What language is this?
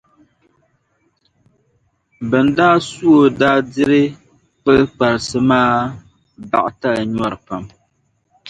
Dagbani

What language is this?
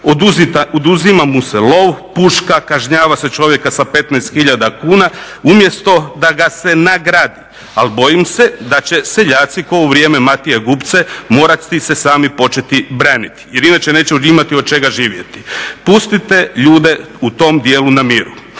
Croatian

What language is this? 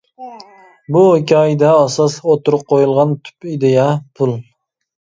Uyghur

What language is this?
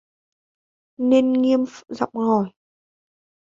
Vietnamese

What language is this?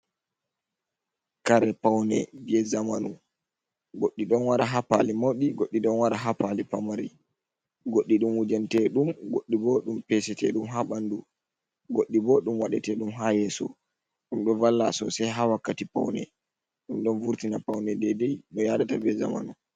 Fula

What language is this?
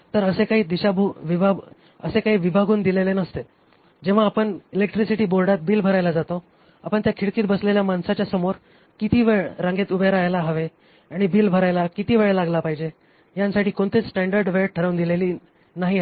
Marathi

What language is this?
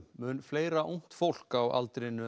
Icelandic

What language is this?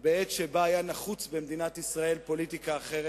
Hebrew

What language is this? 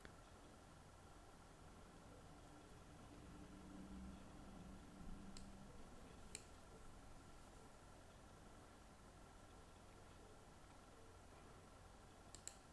Polish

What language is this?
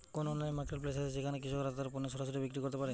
Bangla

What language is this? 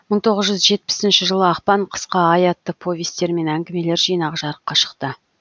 Kazakh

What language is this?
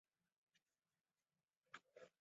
Chinese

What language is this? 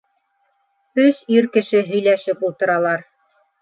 Bashkir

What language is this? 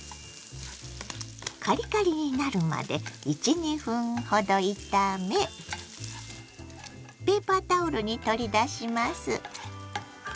Japanese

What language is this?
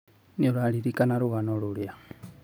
Kikuyu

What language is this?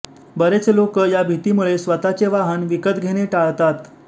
Marathi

